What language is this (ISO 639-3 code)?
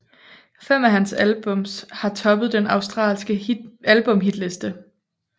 dan